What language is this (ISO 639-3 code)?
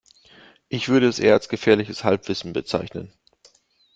deu